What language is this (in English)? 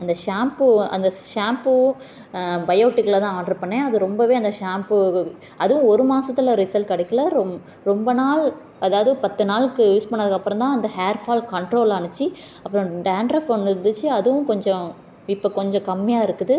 Tamil